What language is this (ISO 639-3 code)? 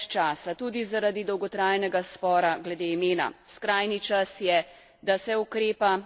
slv